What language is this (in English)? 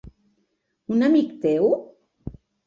Catalan